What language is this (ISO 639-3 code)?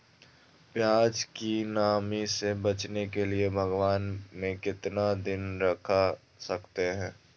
mag